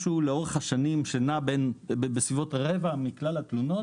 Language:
Hebrew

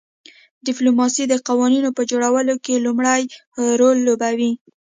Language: Pashto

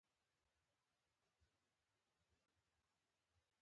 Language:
Pashto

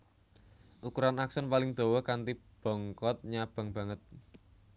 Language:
Javanese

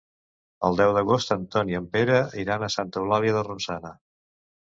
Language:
Catalan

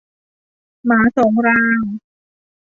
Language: Thai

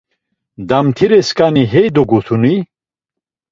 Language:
Laz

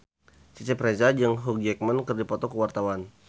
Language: Sundanese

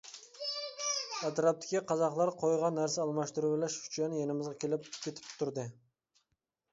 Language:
Uyghur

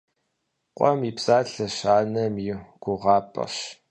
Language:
Kabardian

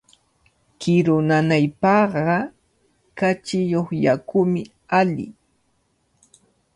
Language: Cajatambo North Lima Quechua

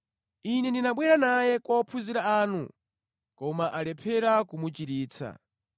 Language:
Nyanja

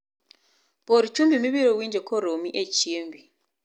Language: Luo (Kenya and Tanzania)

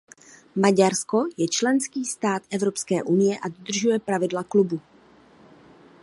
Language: Czech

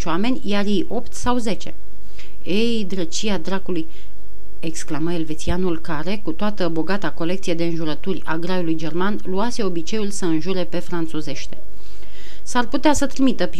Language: Romanian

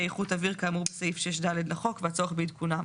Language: Hebrew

